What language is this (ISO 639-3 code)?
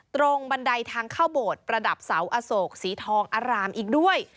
tha